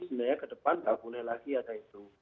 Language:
Indonesian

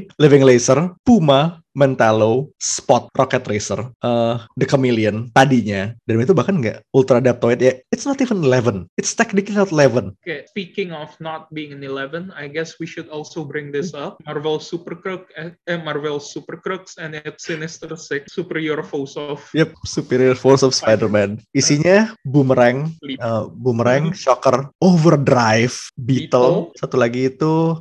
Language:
Indonesian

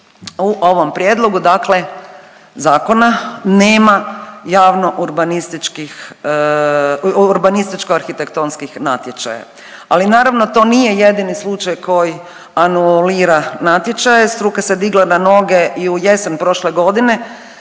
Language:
Croatian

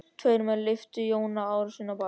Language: Icelandic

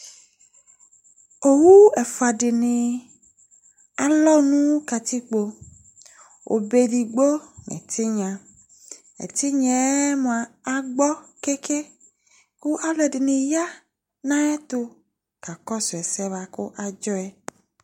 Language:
Ikposo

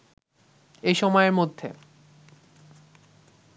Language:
Bangla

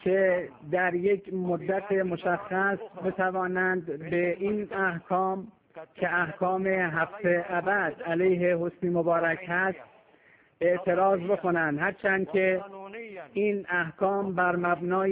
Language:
Persian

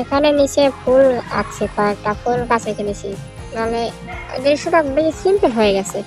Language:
Romanian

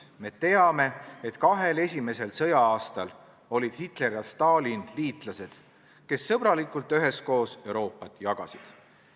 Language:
Estonian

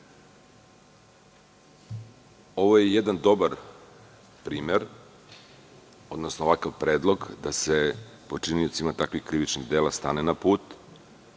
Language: Serbian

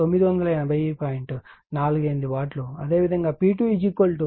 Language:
Telugu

